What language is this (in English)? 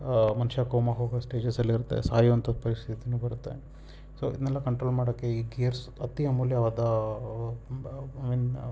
Kannada